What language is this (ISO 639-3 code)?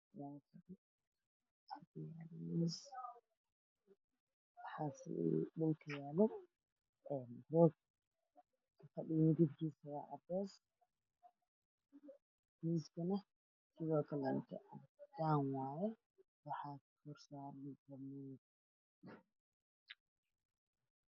som